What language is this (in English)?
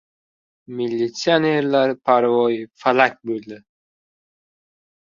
Uzbek